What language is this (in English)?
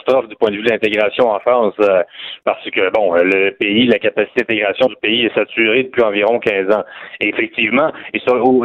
French